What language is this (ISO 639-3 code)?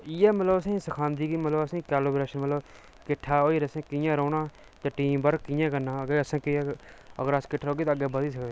doi